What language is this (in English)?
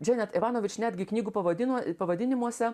Lithuanian